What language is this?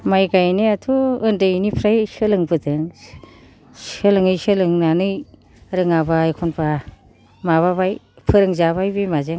Bodo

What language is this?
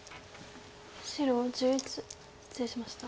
Japanese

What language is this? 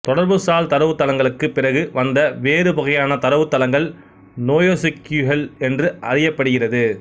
Tamil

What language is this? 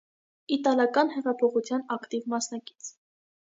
Armenian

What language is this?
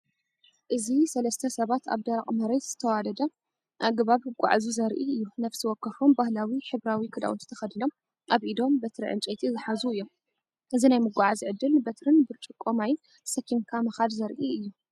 Tigrinya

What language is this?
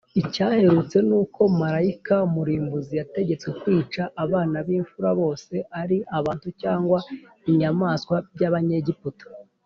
Kinyarwanda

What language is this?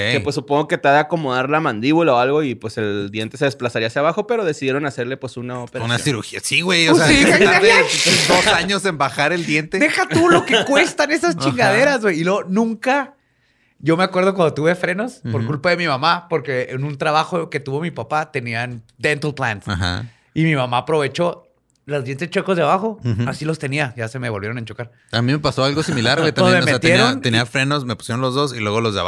Spanish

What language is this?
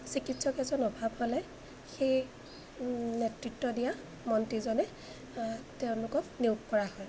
Assamese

